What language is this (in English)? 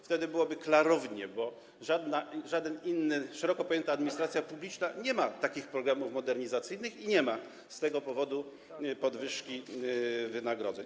Polish